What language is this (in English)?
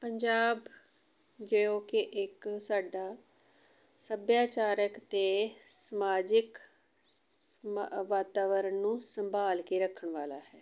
Punjabi